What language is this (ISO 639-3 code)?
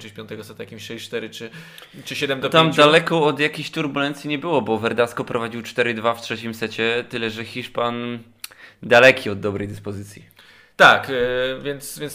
pol